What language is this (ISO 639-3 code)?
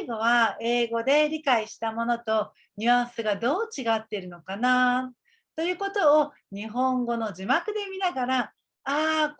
jpn